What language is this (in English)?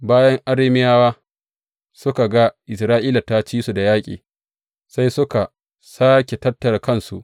Hausa